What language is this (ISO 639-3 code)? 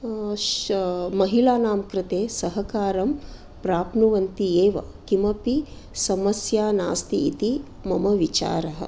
san